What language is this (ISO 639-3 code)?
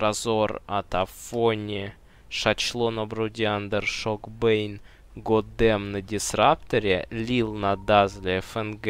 rus